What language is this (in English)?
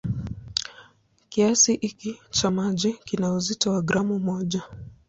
Swahili